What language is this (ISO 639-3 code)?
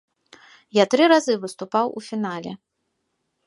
bel